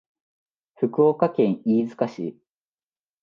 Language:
Japanese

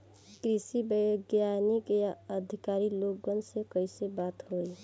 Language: Bhojpuri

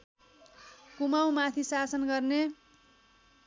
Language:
Nepali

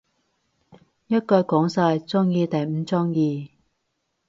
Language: Cantonese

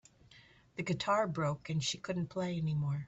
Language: English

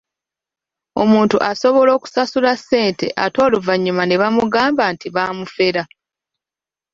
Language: Ganda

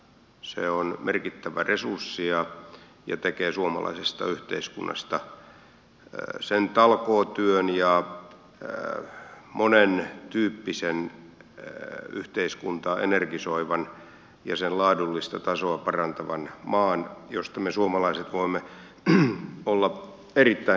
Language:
Finnish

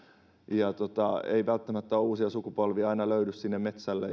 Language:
Finnish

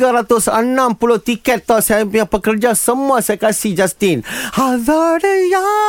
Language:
Malay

